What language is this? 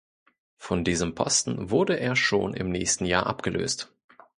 German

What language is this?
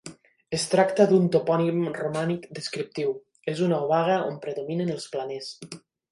Catalan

